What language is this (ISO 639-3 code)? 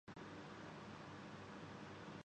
urd